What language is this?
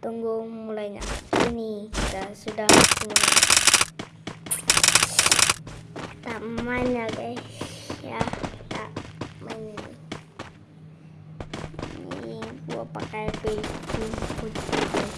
Indonesian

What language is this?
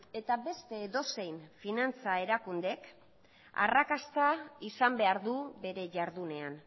Basque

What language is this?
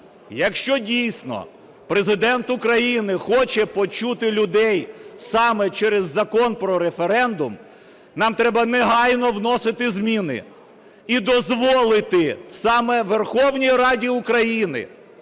Ukrainian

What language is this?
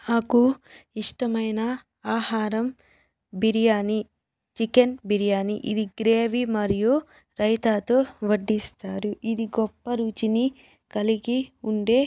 Telugu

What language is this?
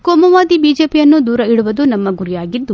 Kannada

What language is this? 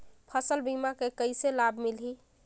Chhattisgarhi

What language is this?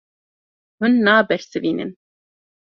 Kurdish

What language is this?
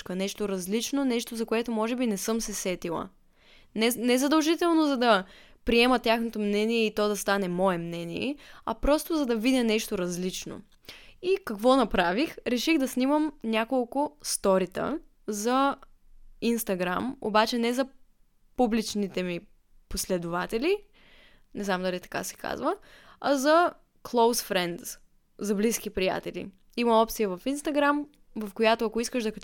Bulgarian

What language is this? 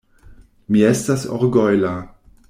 Esperanto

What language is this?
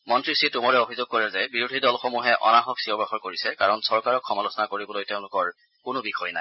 Assamese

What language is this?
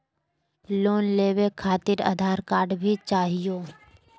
Magahi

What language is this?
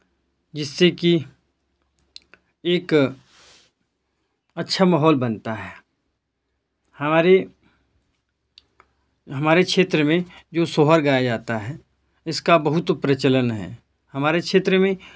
Hindi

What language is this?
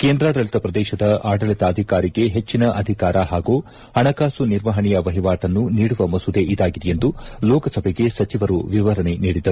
Kannada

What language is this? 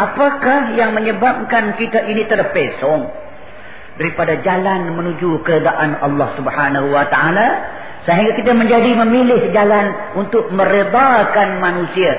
Malay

